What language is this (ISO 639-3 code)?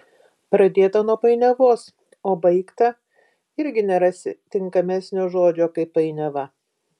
lit